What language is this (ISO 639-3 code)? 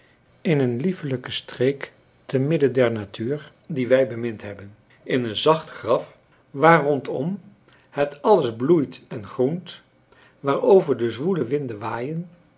nld